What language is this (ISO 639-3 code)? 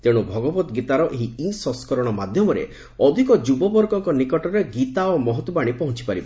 ori